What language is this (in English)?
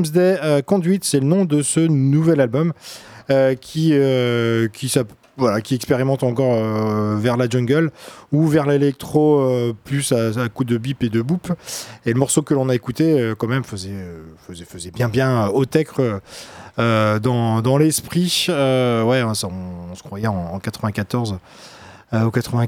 French